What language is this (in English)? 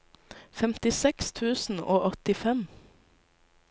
Norwegian